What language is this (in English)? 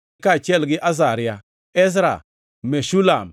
Luo (Kenya and Tanzania)